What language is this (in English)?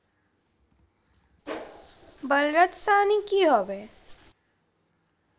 Bangla